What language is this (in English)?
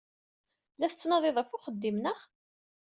Kabyle